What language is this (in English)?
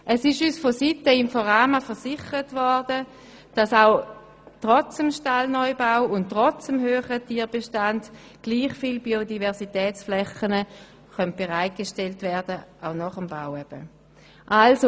Swiss German